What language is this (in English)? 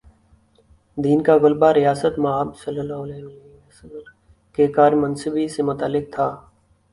Urdu